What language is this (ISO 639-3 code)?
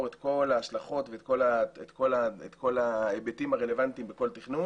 heb